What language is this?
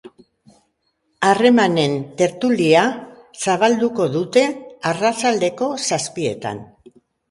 Basque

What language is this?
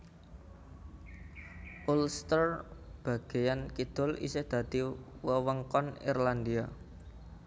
Javanese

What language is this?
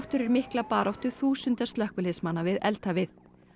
Icelandic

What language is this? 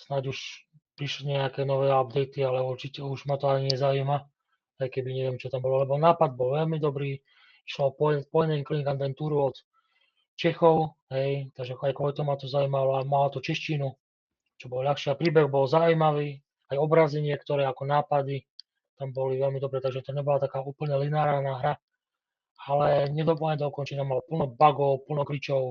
Slovak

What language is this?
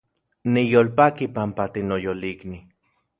Central Puebla Nahuatl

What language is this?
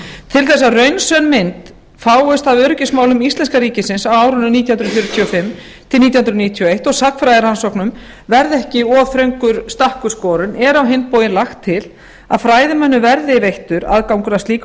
Icelandic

